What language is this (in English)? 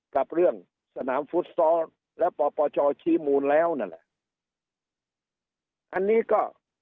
Thai